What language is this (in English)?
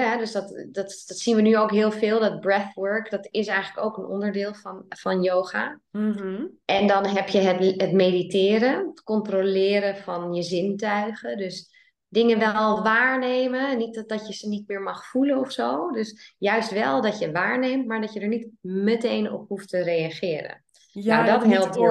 Dutch